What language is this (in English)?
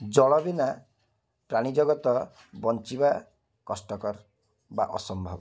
Odia